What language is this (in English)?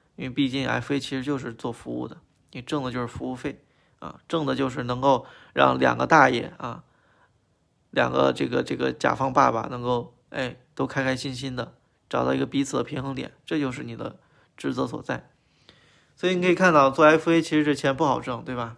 Chinese